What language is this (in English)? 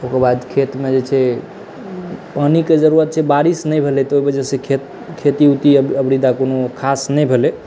Maithili